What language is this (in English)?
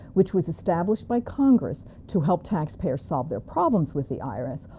English